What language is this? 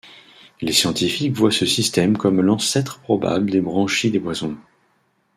French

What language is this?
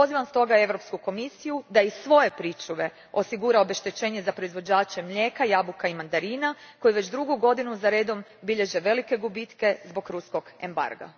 Croatian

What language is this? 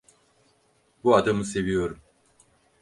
Turkish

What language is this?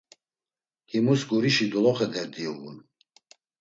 Laz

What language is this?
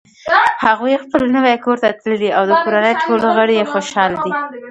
Pashto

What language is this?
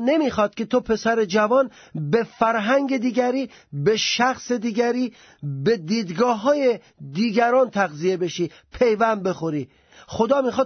Persian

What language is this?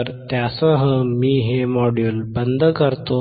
Marathi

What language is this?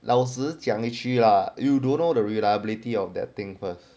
English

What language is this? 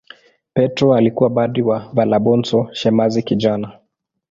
Swahili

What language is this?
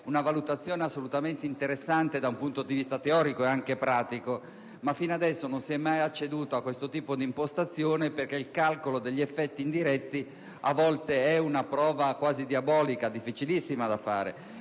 Italian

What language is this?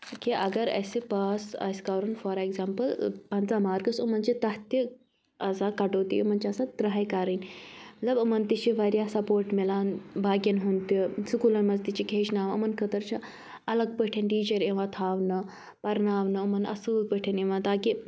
Kashmiri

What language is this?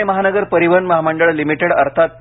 Marathi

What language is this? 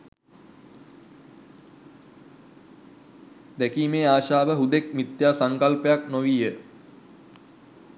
Sinhala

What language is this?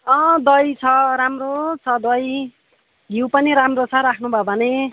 Nepali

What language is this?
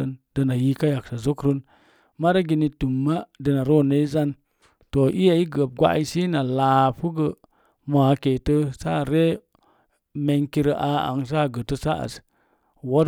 Mom Jango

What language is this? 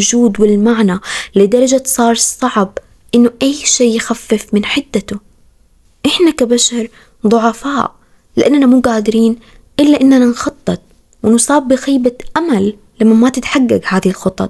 Arabic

